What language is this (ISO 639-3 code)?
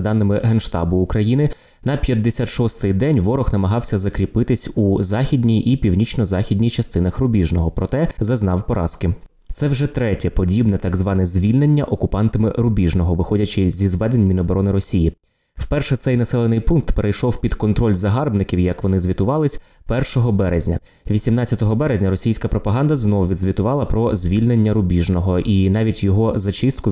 ukr